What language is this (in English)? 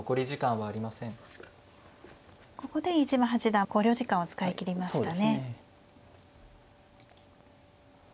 Japanese